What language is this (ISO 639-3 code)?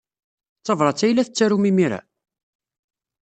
kab